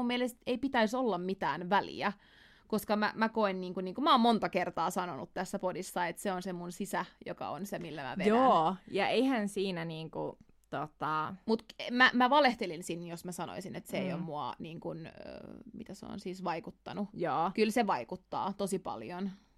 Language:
Finnish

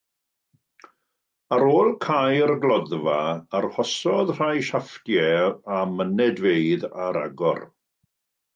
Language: Welsh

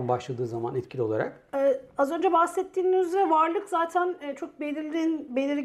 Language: Turkish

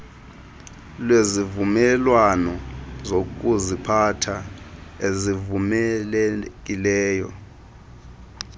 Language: Xhosa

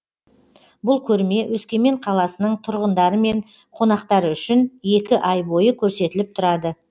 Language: Kazakh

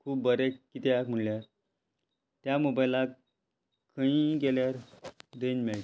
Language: Konkani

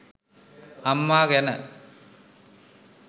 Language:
Sinhala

